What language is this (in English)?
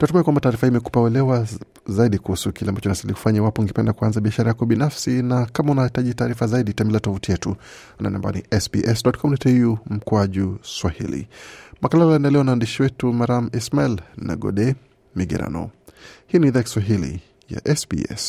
Swahili